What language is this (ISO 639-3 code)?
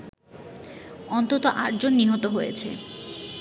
ben